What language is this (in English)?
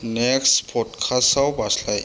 Bodo